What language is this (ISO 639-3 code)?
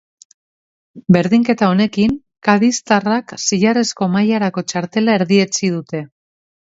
eus